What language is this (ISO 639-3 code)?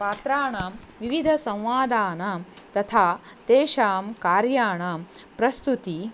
san